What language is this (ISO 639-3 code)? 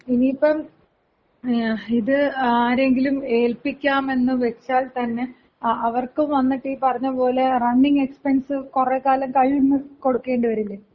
mal